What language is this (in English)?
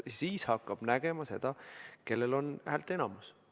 Estonian